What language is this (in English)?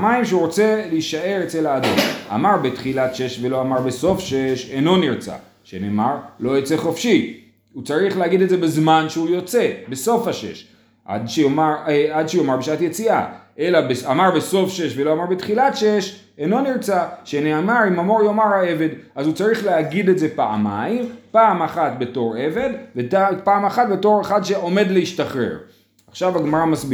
Hebrew